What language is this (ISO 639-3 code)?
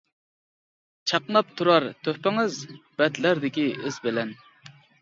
uig